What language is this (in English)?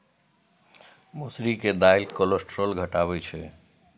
Maithili